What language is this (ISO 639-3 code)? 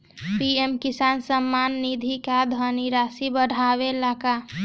bho